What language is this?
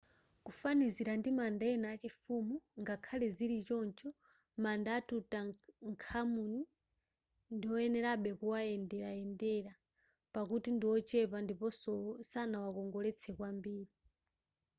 Nyanja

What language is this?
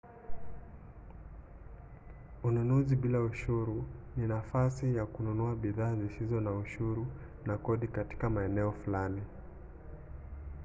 Swahili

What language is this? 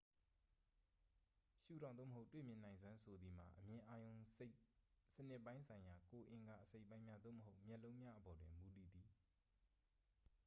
Burmese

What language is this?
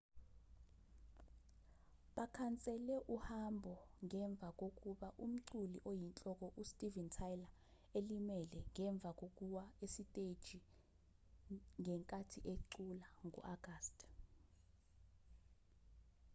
Zulu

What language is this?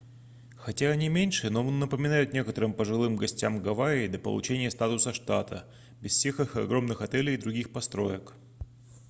Russian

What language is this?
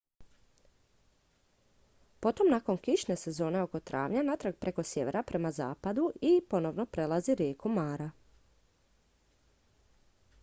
Croatian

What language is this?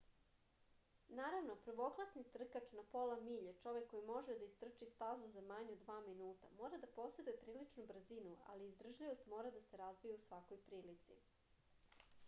Serbian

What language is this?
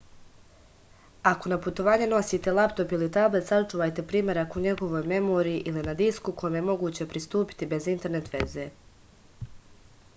Serbian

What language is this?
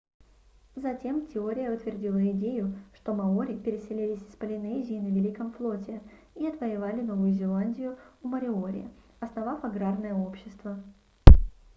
Russian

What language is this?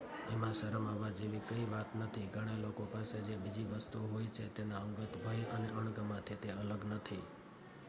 Gujarati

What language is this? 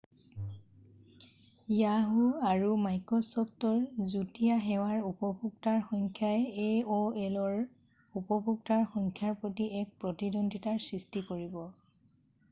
Assamese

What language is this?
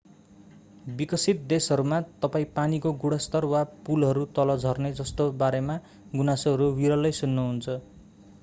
Nepali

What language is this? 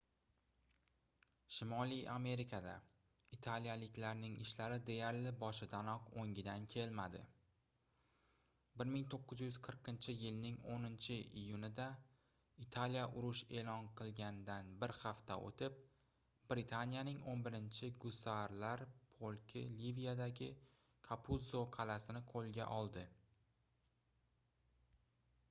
Uzbek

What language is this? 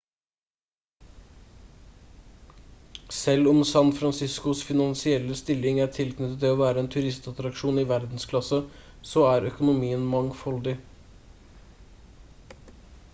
Norwegian Bokmål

